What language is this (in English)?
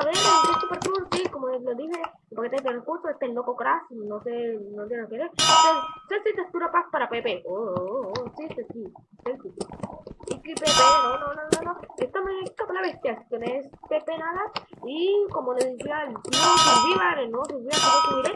Spanish